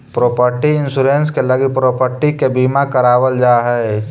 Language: Magahi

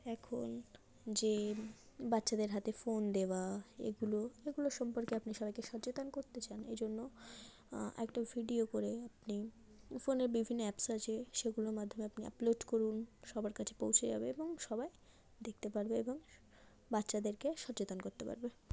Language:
Bangla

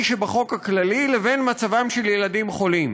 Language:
Hebrew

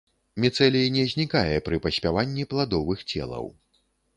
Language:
Belarusian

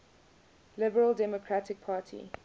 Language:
English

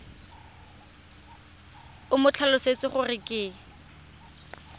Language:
Tswana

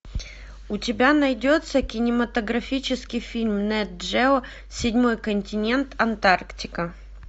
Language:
Russian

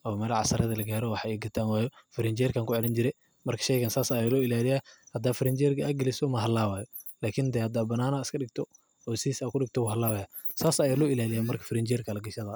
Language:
Somali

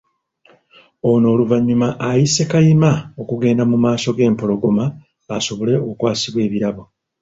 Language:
Ganda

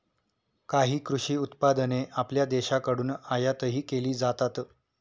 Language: Marathi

